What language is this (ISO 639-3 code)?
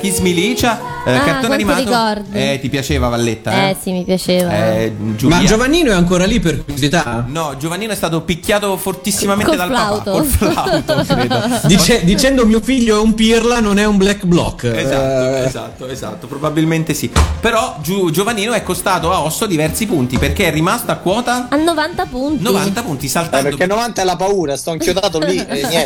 ita